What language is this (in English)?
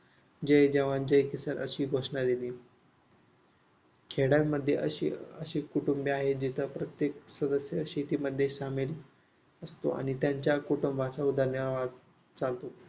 Marathi